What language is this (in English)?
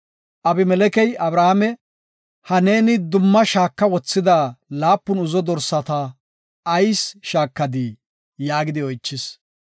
Gofa